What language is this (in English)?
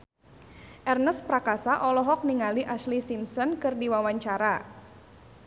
Sundanese